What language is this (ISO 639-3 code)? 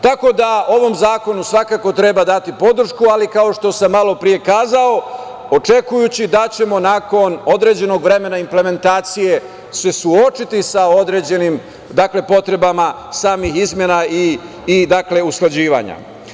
srp